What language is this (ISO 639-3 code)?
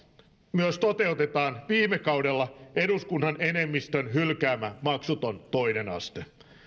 fin